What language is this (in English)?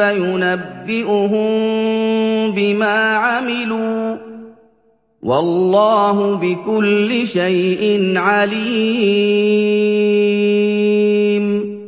Arabic